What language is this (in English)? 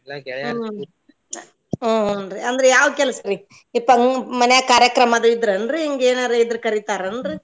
Kannada